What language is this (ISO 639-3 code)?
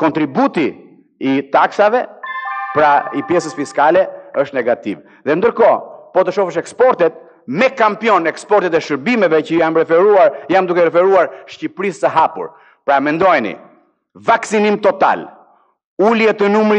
ron